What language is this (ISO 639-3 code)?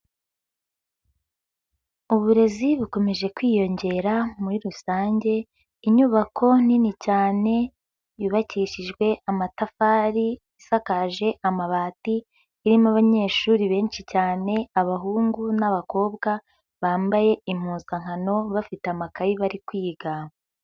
kin